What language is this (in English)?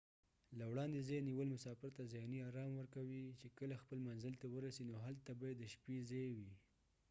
Pashto